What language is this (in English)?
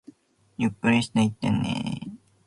Japanese